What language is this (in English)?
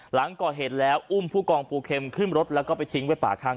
Thai